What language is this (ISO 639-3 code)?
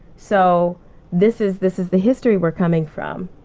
eng